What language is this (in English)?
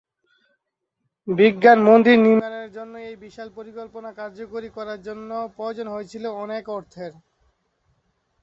Bangla